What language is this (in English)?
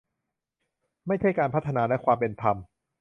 Thai